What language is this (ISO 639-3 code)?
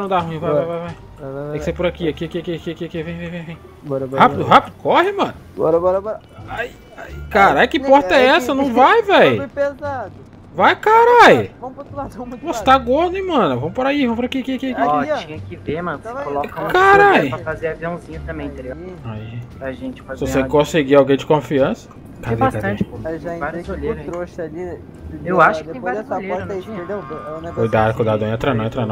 por